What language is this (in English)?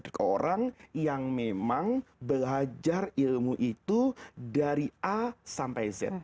Indonesian